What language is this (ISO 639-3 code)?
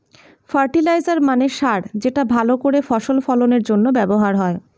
ben